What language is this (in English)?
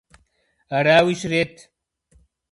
Kabardian